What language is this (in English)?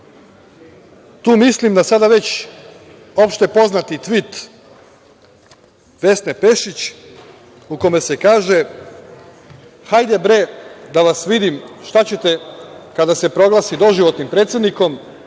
Serbian